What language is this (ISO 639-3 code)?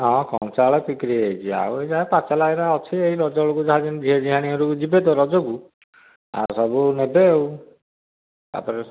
ori